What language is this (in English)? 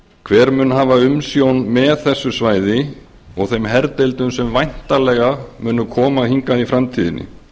Icelandic